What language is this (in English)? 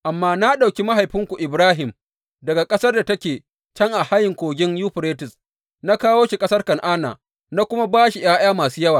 Hausa